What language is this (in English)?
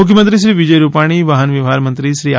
Gujarati